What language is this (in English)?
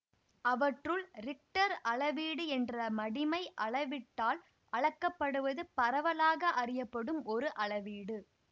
Tamil